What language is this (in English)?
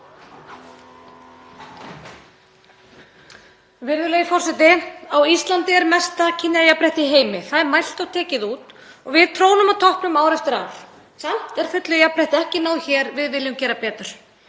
Icelandic